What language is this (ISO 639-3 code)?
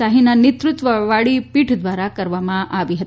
guj